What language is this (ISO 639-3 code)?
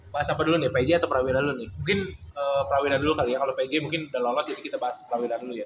ind